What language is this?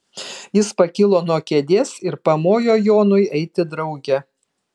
Lithuanian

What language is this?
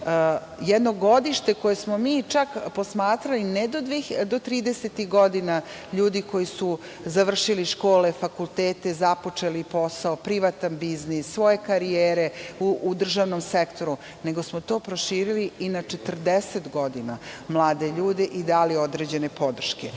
Serbian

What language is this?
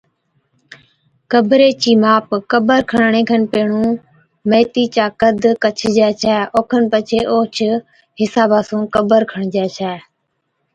Od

